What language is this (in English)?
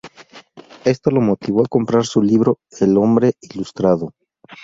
Spanish